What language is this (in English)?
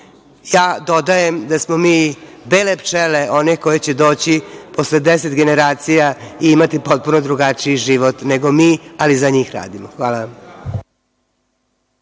Serbian